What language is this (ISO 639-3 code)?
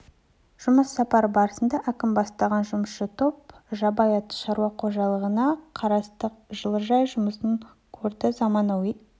kaz